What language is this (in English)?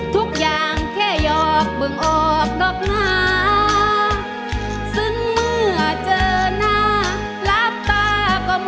Thai